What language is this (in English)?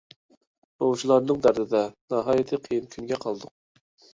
Uyghur